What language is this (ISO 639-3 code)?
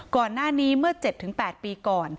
tha